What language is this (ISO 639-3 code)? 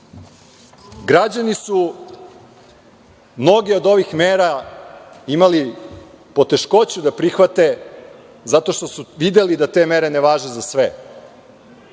srp